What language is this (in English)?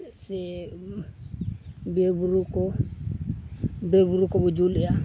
Santali